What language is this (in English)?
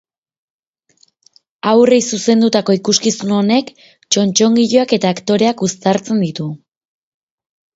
Basque